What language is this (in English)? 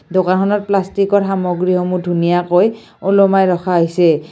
Assamese